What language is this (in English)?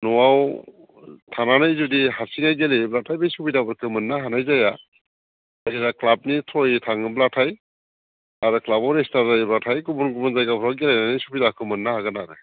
Bodo